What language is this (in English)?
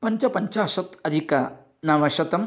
Sanskrit